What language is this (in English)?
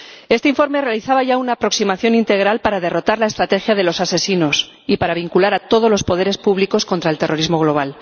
Spanish